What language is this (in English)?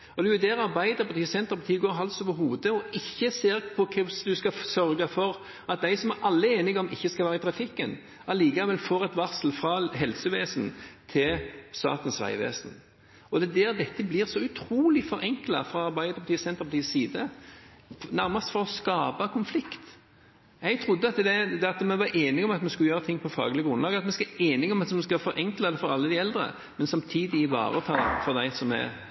Norwegian Bokmål